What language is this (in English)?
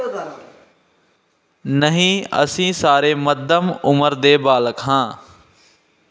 Punjabi